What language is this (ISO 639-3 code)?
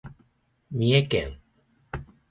jpn